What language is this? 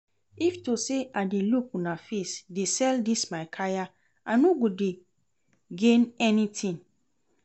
Nigerian Pidgin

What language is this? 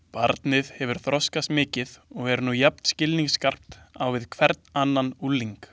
Icelandic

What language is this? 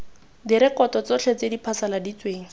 Tswana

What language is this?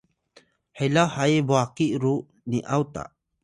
Atayal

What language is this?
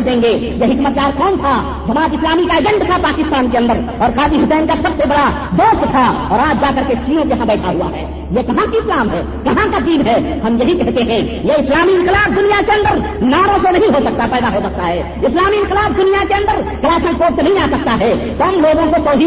Urdu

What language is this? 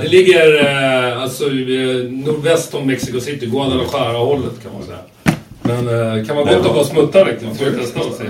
Swedish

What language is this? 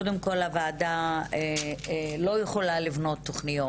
Hebrew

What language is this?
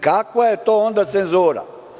Serbian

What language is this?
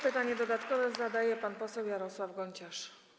Polish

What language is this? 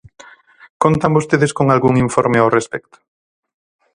Galician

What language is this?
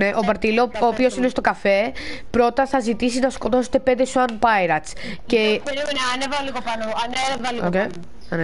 Greek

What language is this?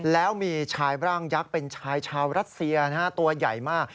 Thai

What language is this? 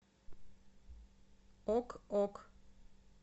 Russian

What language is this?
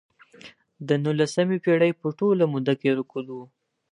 Pashto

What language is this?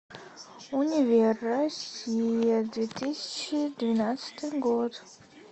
Russian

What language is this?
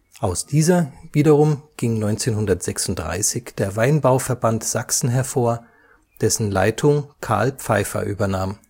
German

